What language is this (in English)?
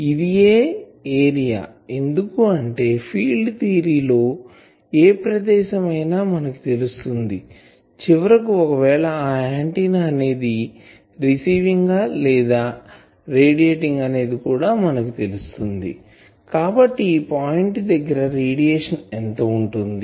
Telugu